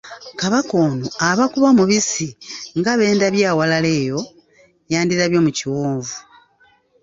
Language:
Ganda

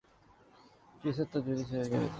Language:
Urdu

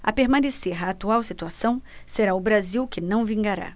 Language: Portuguese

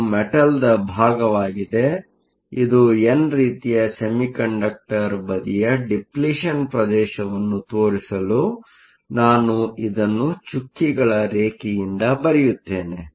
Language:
Kannada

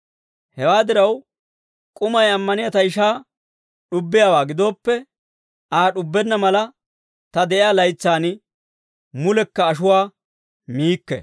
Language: Dawro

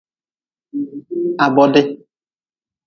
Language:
Nawdm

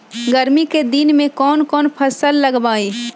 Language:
Magahi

